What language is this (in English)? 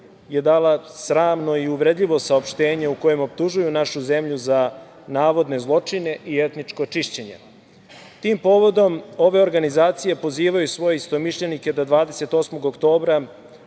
Serbian